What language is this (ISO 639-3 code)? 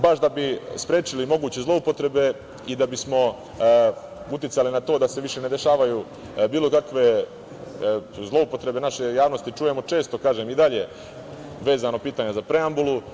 srp